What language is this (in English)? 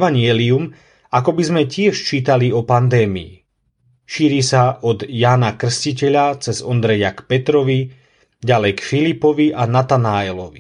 Slovak